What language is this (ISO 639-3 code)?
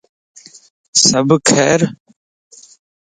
lss